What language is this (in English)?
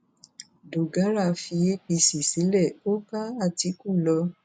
Yoruba